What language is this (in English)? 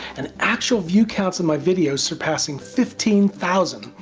English